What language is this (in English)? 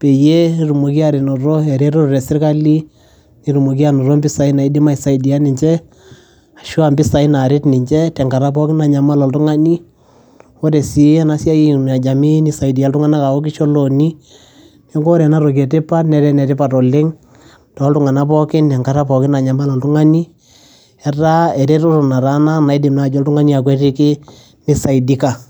Masai